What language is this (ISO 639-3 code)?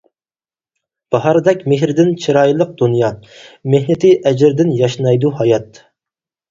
uig